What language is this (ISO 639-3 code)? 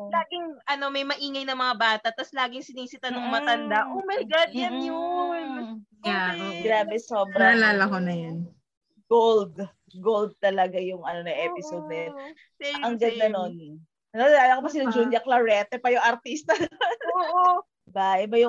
fil